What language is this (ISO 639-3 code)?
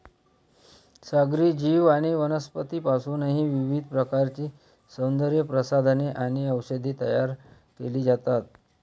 mar